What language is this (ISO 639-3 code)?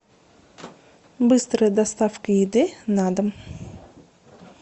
rus